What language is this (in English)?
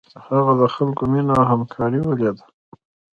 Pashto